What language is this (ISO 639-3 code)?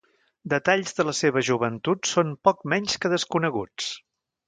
cat